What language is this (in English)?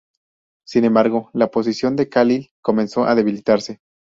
Spanish